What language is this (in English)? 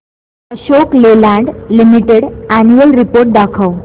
Marathi